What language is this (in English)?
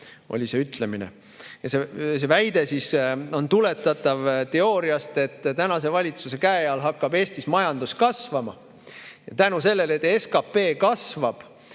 Estonian